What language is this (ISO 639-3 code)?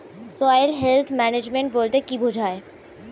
ben